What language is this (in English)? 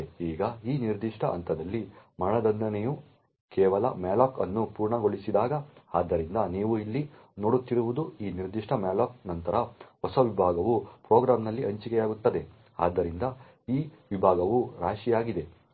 Kannada